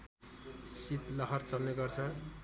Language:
Nepali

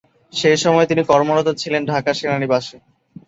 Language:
Bangla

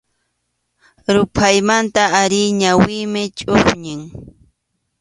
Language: Arequipa-La Unión Quechua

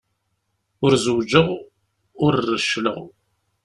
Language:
Kabyle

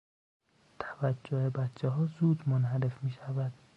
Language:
Persian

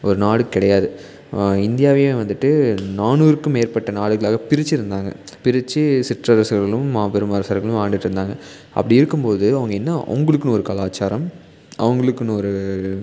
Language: Tamil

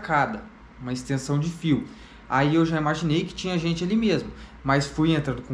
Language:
Portuguese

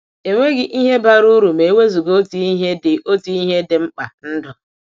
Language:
Igbo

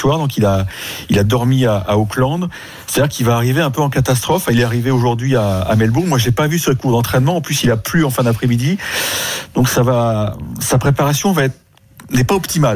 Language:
French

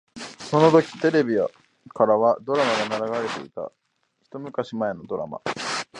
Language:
Japanese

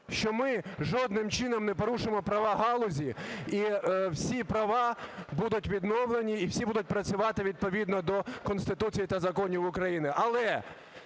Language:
Ukrainian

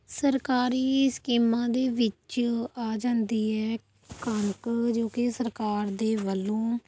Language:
Punjabi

